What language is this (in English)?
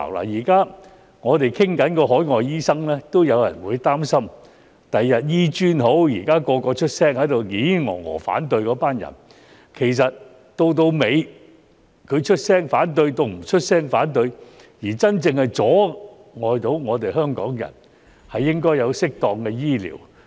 Cantonese